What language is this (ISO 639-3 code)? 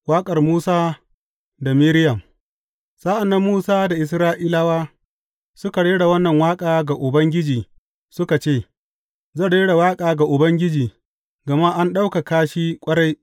hau